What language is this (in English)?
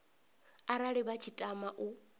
Venda